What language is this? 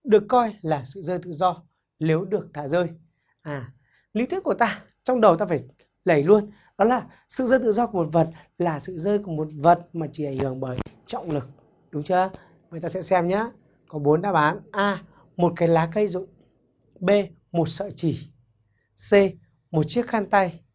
Vietnamese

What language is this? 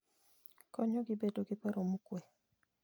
Luo (Kenya and Tanzania)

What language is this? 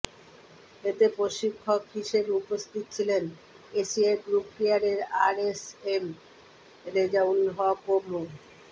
Bangla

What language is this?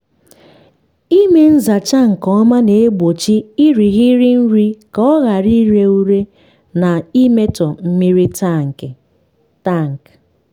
Igbo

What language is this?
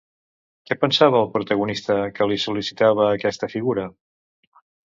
Catalan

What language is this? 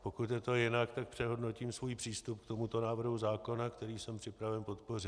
Czech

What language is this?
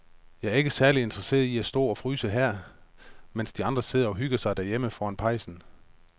Danish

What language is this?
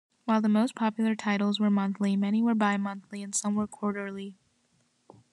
English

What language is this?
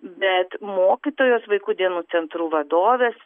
Lithuanian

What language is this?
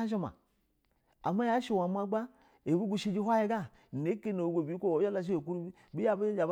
Basa (Nigeria)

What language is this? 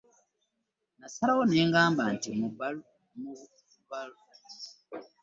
Ganda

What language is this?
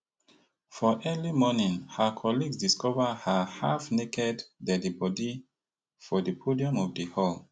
Nigerian Pidgin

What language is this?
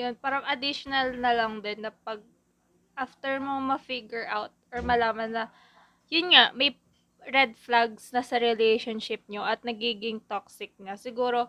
Filipino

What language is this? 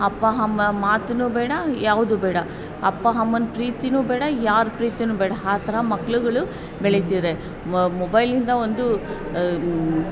Kannada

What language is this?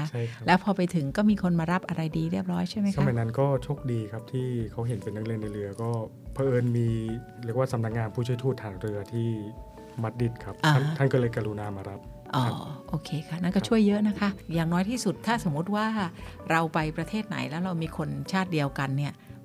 Thai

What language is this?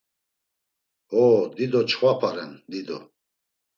Laz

